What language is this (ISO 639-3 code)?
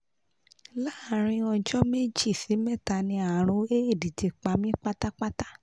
yor